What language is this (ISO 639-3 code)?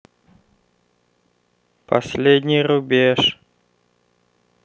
rus